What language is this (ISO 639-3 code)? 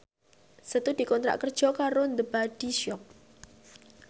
jav